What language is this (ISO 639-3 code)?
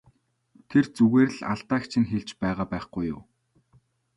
mon